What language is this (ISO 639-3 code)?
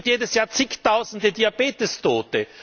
deu